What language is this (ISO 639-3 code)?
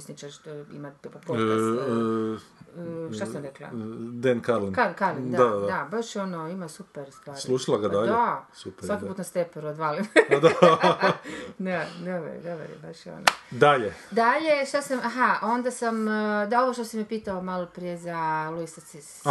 hrv